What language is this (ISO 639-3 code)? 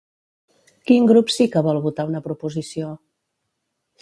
cat